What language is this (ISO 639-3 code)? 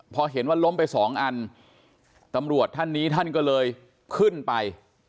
tha